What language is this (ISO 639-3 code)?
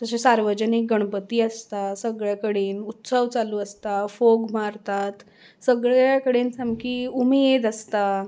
kok